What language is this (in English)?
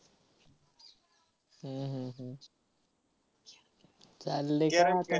Marathi